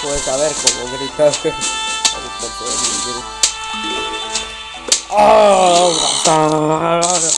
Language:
Spanish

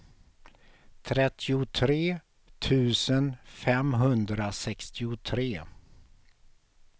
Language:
Swedish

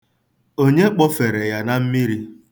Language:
Igbo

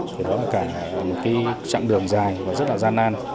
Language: Vietnamese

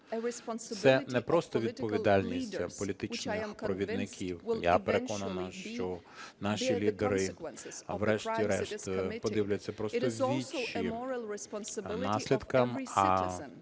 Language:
Ukrainian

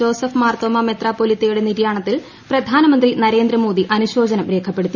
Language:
Malayalam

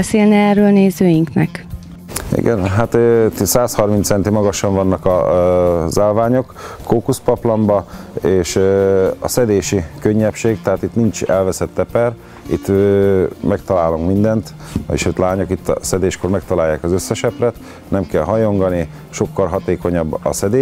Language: Hungarian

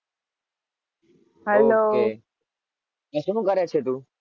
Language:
Gujarati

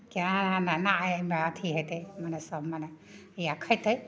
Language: Maithili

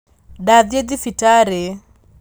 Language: Kikuyu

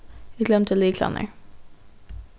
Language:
Faroese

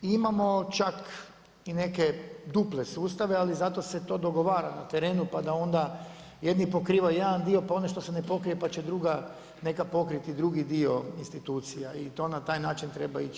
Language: Croatian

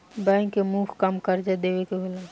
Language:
Bhojpuri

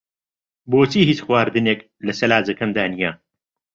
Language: Central Kurdish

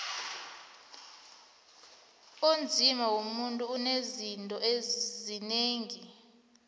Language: South Ndebele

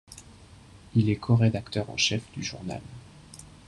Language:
French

